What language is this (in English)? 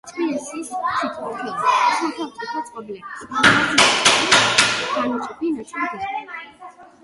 Georgian